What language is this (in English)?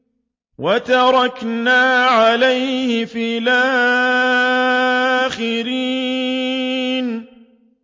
Arabic